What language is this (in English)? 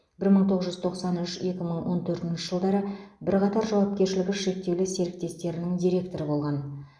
Kazakh